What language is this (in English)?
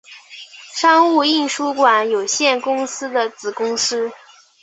Chinese